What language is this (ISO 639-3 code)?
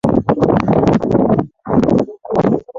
swa